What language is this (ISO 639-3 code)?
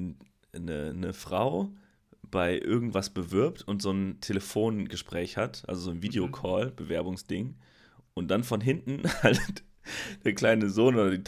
deu